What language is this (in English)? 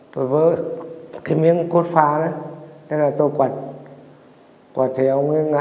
Vietnamese